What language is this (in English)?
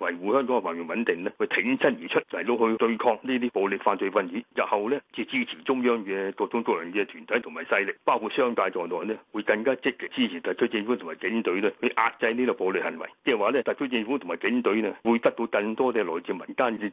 Chinese